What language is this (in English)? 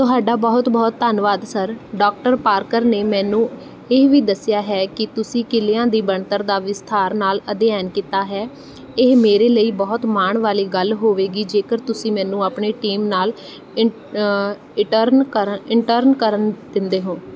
Punjabi